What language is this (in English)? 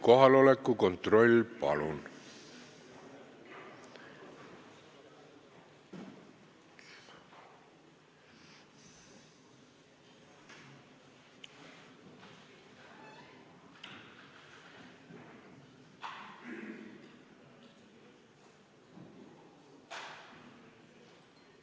Estonian